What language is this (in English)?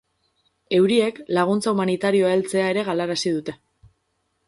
Basque